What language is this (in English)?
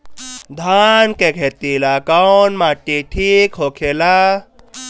Bhojpuri